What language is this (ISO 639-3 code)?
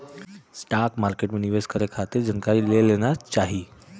bho